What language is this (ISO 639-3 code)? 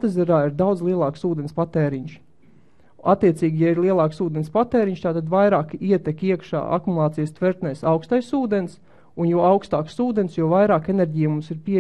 lav